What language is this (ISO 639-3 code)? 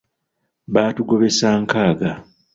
lug